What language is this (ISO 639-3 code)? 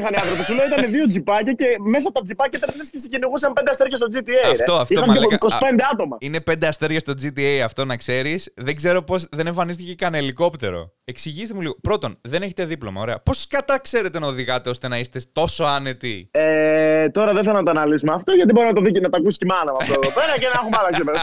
ell